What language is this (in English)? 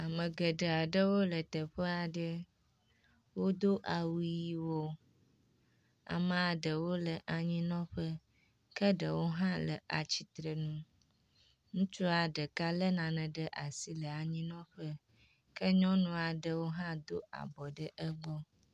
Ewe